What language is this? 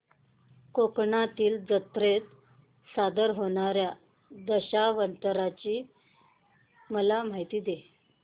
Marathi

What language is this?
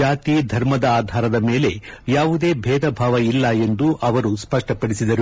Kannada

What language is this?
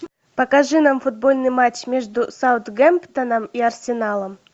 Russian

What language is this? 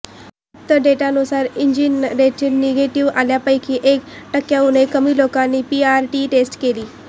Marathi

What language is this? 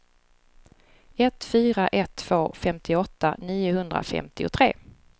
Swedish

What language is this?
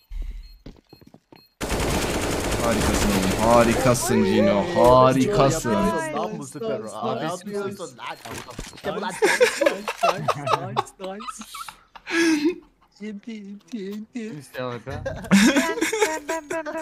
Turkish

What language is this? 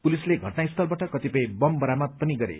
Nepali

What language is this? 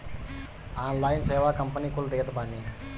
Bhojpuri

